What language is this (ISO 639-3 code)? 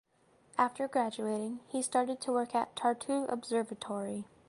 eng